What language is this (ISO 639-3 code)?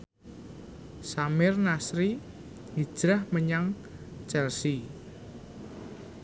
jav